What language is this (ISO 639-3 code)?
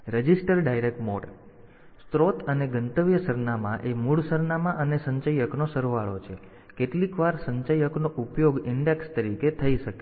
guj